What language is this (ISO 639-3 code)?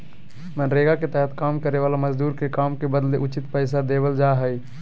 mag